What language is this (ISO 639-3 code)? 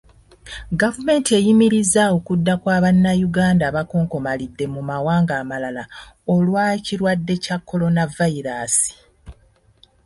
lug